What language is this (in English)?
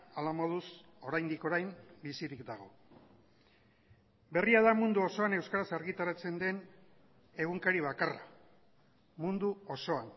Basque